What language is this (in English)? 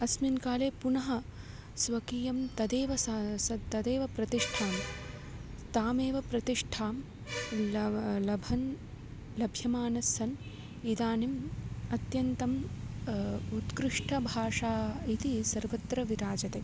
Sanskrit